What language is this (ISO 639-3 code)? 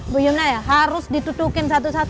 ind